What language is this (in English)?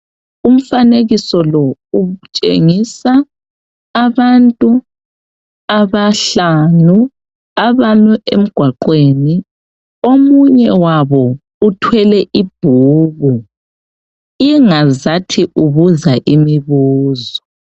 North Ndebele